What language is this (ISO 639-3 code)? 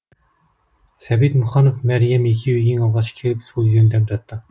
kaz